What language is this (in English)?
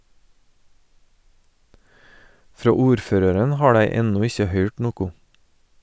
Norwegian